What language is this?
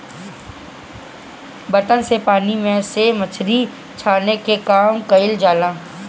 Bhojpuri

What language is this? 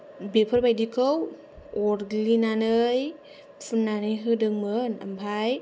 Bodo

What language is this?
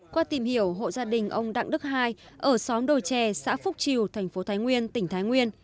Vietnamese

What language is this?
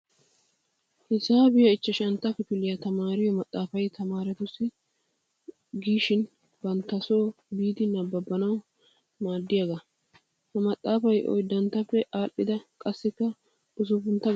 Wolaytta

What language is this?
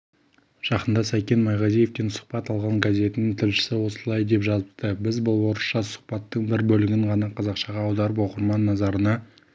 Kazakh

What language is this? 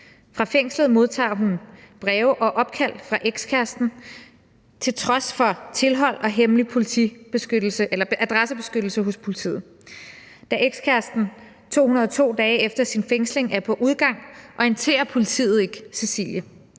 Danish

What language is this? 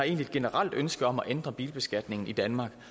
Danish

